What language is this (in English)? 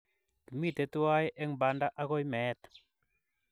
Kalenjin